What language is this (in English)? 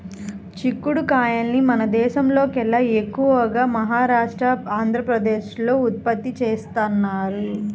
Telugu